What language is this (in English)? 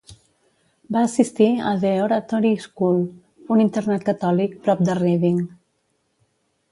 Catalan